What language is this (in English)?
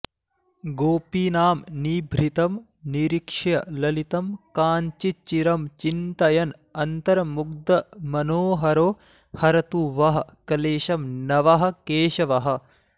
Sanskrit